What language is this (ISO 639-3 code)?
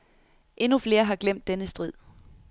dan